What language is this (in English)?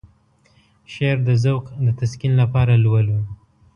Pashto